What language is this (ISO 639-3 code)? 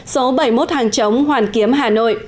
vie